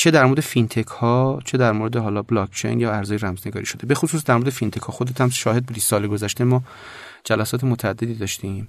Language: Persian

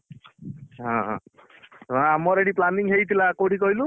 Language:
Odia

